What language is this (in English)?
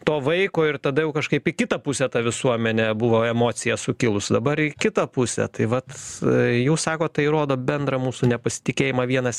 Lithuanian